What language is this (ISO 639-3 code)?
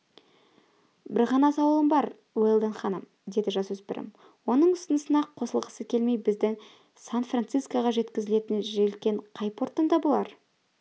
kaz